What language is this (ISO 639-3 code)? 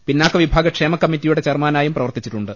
mal